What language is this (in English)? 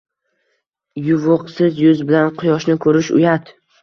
Uzbek